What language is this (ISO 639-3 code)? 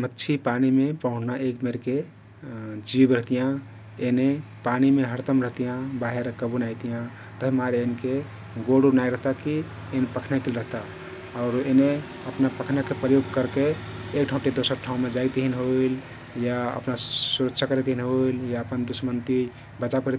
tkt